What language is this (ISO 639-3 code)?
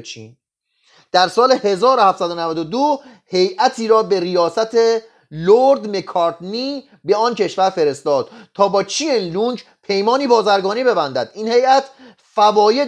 fas